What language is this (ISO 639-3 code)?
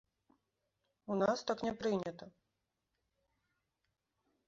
bel